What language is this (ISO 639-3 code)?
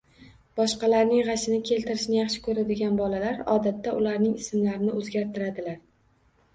uzb